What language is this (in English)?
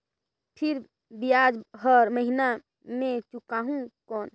Chhattisgarhi